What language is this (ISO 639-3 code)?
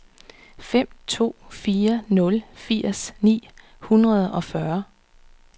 dan